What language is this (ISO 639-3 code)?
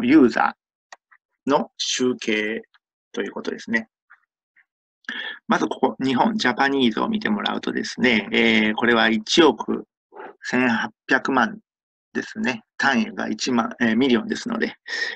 jpn